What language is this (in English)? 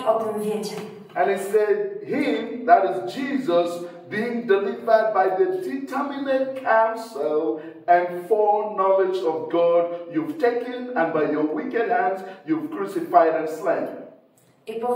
Polish